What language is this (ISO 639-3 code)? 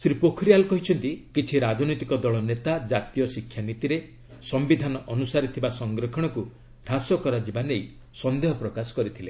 ori